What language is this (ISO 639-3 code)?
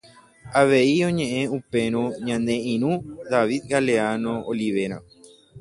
grn